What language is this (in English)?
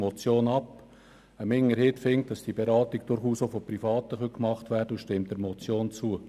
Swiss German